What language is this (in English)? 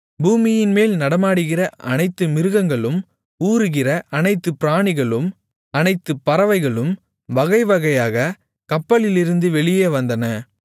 Tamil